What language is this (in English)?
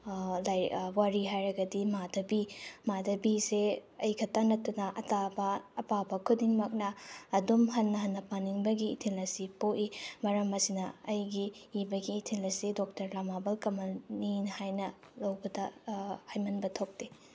Manipuri